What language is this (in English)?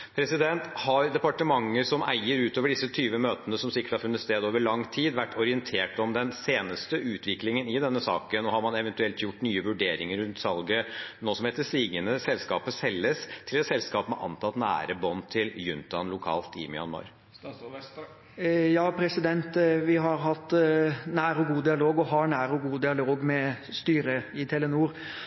Norwegian Bokmål